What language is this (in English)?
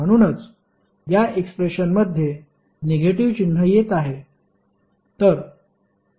Marathi